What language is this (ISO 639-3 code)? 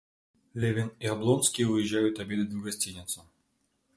rus